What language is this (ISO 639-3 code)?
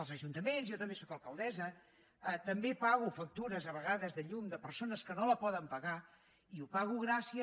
cat